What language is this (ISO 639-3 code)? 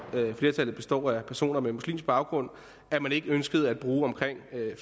dan